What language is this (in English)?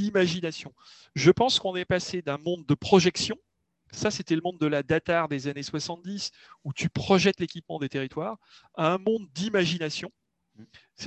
French